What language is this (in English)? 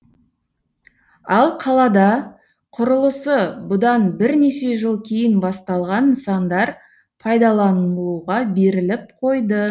Kazakh